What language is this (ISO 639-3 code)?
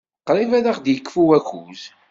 kab